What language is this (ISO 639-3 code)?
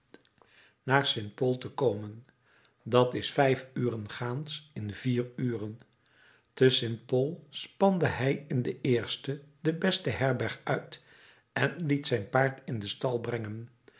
nld